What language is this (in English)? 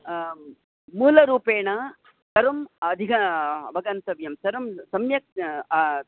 Sanskrit